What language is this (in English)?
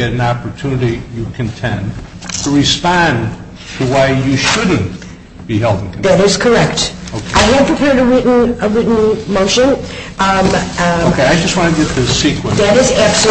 English